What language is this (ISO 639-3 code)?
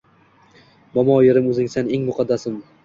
uzb